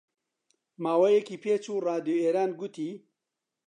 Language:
Central Kurdish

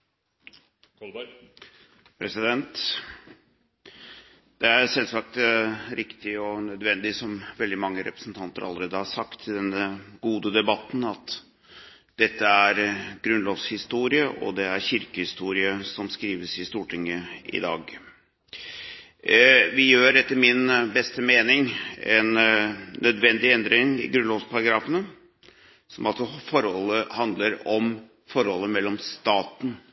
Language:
Norwegian Bokmål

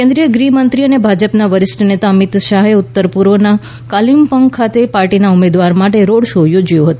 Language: Gujarati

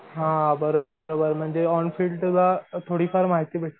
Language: Marathi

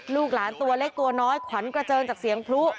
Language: Thai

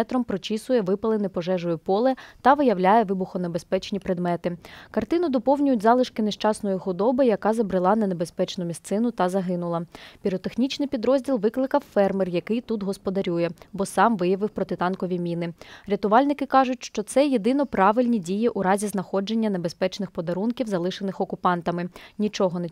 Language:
Ukrainian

